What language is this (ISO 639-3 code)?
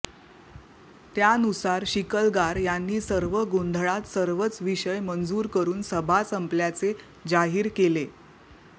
mar